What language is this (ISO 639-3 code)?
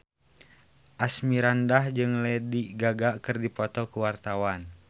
sun